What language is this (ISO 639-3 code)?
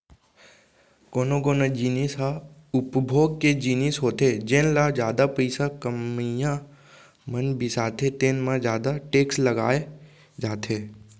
hne